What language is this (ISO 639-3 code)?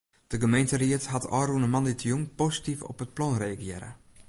fry